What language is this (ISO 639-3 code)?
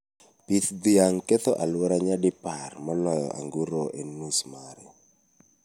luo